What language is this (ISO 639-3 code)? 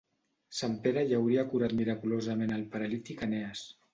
cat